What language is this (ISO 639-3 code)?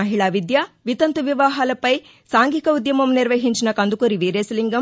tel